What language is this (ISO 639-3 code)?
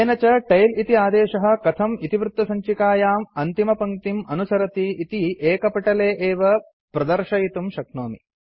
san